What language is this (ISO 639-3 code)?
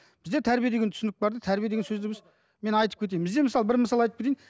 kaz